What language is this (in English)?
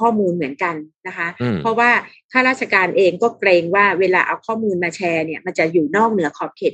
Thai